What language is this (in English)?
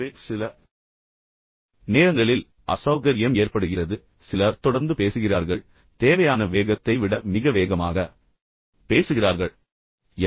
Tamil